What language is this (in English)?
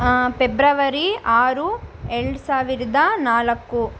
Kannada